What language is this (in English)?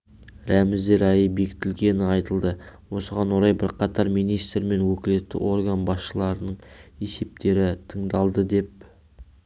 Kazakh